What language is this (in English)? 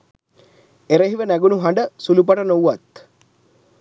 Sinhala